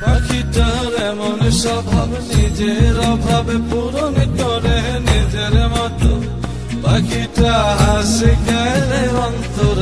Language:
Bangla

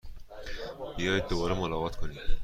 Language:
Persian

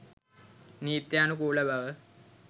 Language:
Sinhala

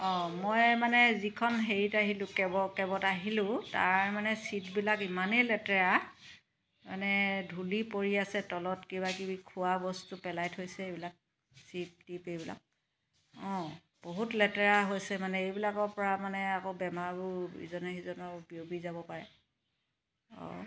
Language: Assamese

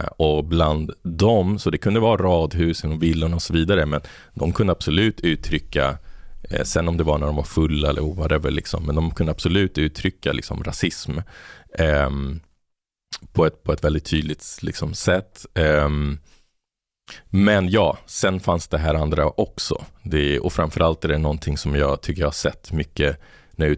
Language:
Swedish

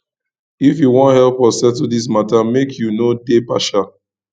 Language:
Nigerian Pidgin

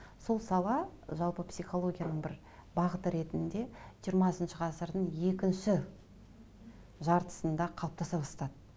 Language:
Kazakh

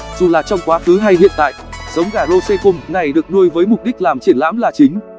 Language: Vietnamese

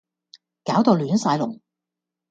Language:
Cantonese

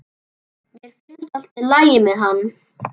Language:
Icelandic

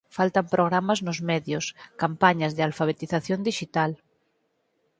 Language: Galician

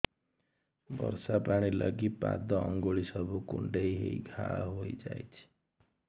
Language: Odia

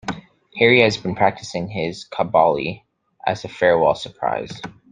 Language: English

